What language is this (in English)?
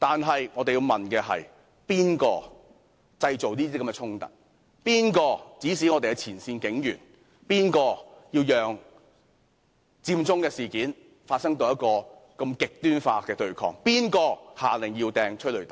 Cantonese